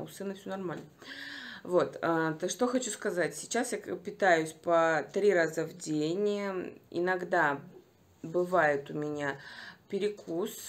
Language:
Russian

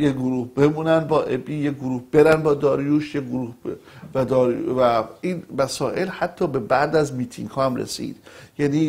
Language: Persian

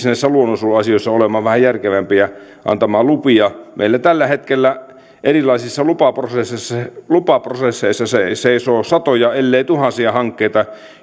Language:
Finnish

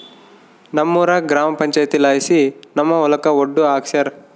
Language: Kannada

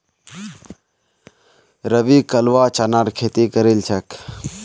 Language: Magahi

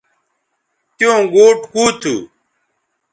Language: Bateri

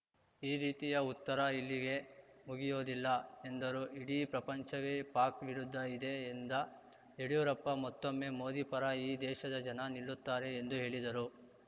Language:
Kannada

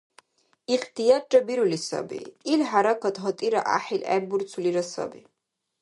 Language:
Dargwa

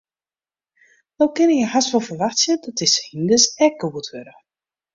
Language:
Western Frisian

